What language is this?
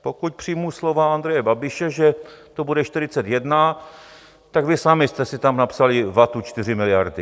Czech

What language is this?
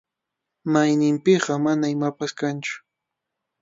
Arequipa-La Unión Quechua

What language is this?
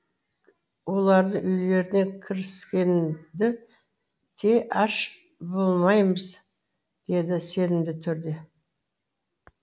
Kazakh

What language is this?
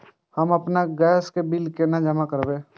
Maithili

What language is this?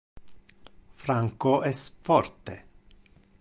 Interlingua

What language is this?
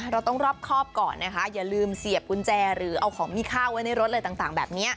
Thai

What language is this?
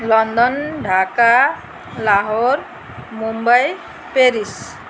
Nepali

